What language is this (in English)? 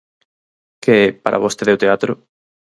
Galician